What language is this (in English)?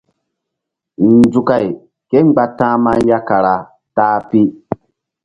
Mbum